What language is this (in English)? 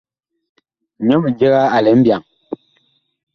Bakoko